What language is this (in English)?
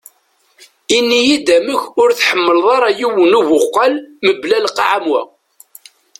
Kabyle